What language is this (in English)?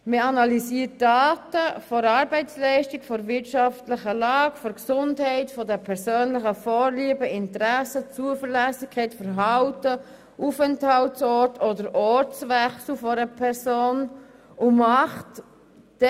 Swiss German